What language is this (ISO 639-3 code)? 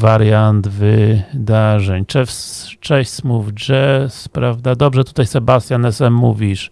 pol